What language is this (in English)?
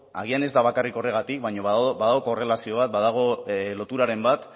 Basque